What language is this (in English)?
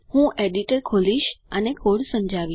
Gujarati